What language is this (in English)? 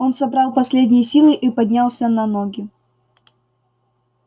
Russian